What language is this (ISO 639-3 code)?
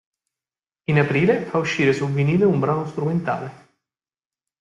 ita